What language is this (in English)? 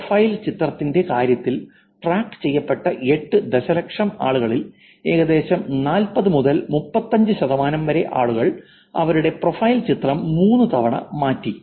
Malayalam